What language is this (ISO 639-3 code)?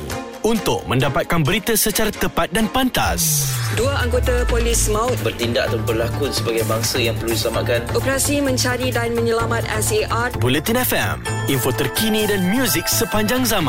msa